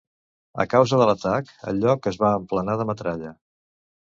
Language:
Catalan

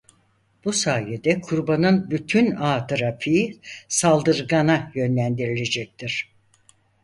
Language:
Turkish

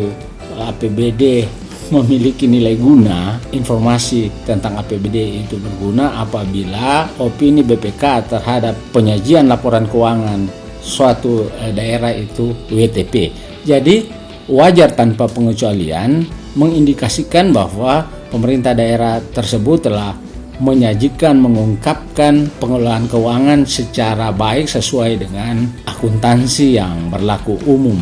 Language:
Indonesian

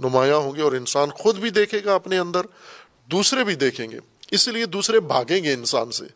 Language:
Urdu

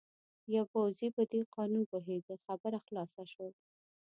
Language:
Pashto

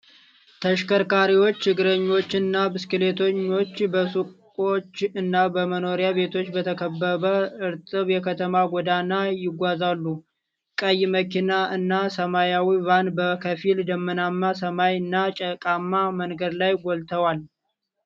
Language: Amharic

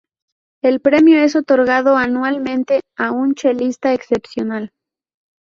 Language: Spanish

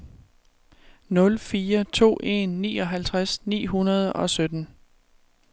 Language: Danish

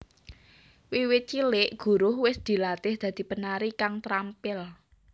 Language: Javanese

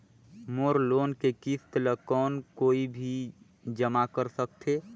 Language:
Chhattisgarhi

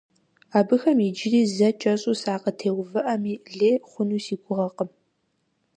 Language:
Kabardian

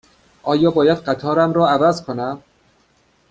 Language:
Persian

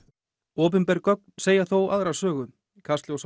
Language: Icelandic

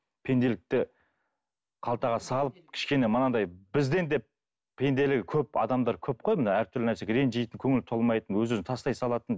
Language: Kazakh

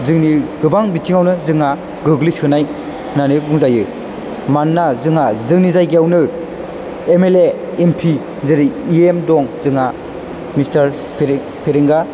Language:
Bodo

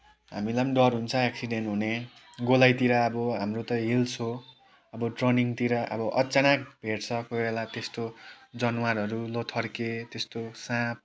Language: Nepali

